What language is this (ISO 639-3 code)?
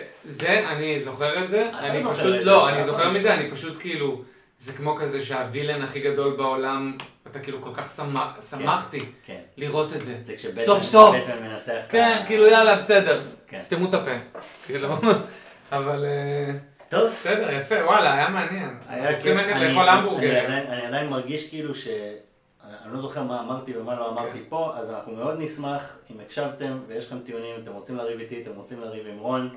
heb